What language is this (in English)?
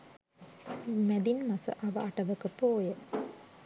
Sinhala